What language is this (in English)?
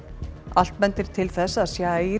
Icelandic